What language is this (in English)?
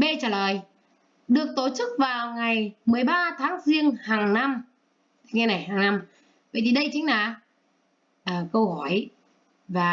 Vietnamese